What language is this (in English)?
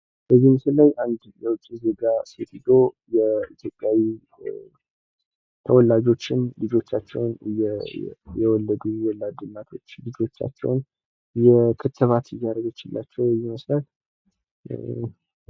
Amharic